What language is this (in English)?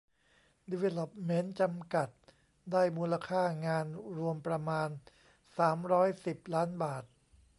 Thai